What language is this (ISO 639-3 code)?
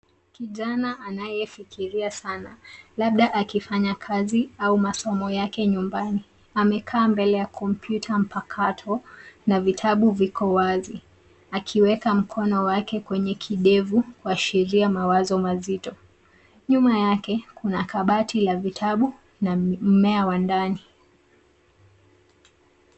swa